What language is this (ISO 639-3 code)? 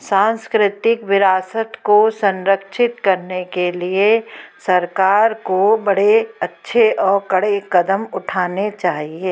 hin